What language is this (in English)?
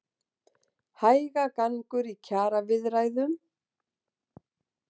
Icelandic